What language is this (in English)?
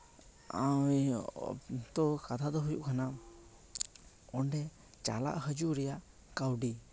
Santali